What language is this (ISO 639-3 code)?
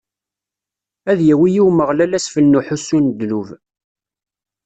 kab